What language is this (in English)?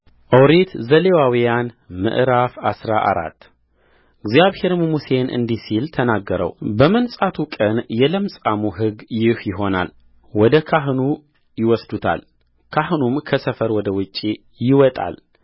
Amharic